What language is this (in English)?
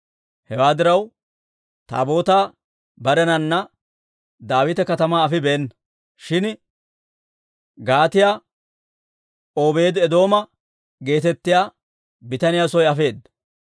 Dawro